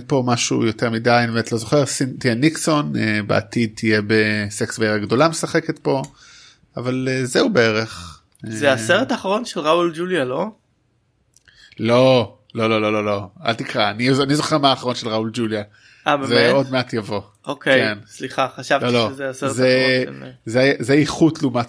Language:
Hebrew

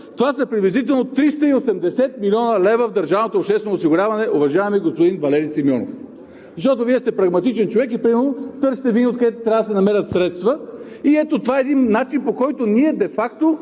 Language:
Bulgarian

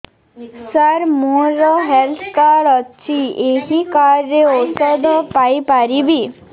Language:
Odia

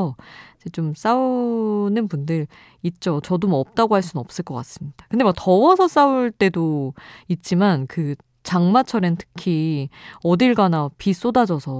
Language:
Korean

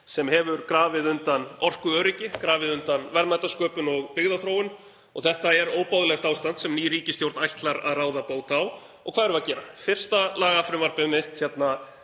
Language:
Icelandic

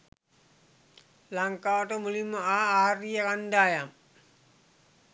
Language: Sinhala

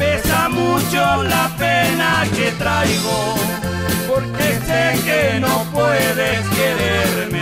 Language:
Spanish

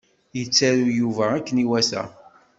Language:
Kabyle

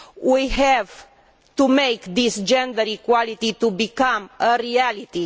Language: English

